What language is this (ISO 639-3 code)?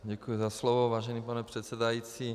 ces